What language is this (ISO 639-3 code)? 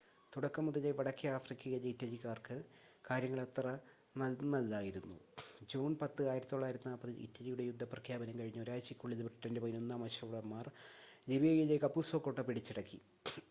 mal